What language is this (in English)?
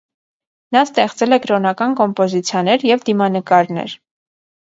Armenian